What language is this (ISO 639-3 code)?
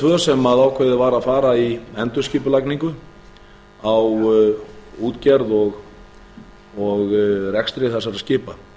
isl